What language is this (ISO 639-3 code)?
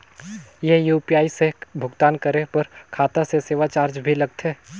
hne